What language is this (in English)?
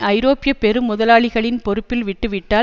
Tamil